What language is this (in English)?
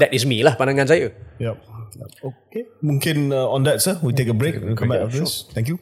Malay